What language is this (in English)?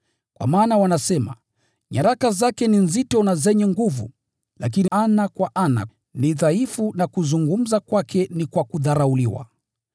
Swahili